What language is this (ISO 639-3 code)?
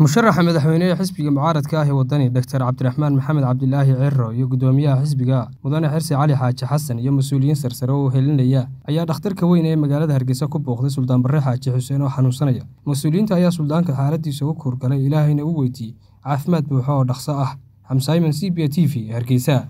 ara